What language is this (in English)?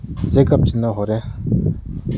Manipuri